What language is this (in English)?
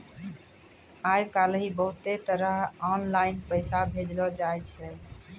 Maithili